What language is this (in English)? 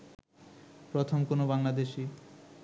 Bangla